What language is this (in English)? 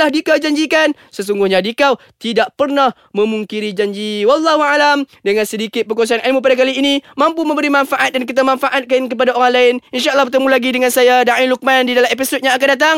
Malay